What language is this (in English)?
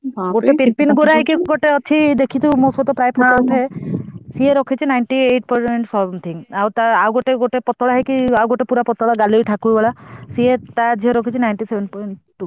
Odia